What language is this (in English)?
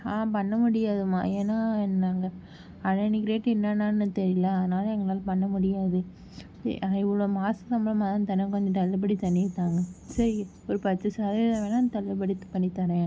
Tamil